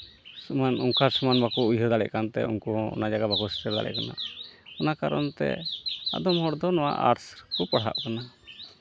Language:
Santali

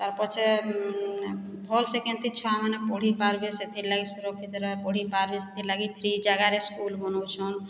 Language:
Odia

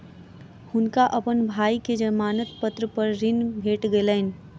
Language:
Maithili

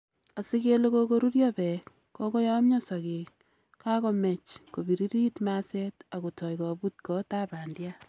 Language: Kalenjin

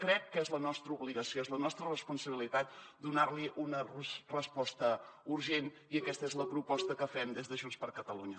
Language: Catalan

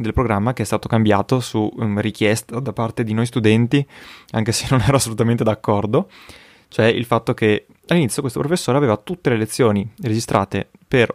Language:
Italian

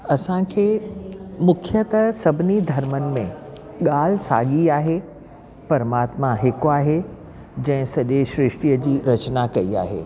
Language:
Sindhi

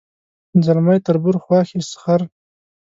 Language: Pashto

